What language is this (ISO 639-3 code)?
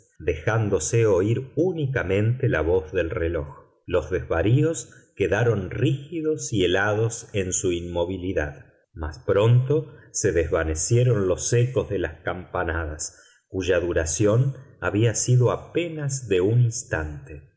spa